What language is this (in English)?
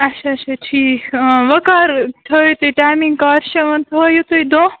Kashmiri